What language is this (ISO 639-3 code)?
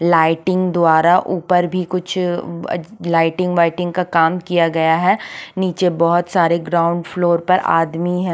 hin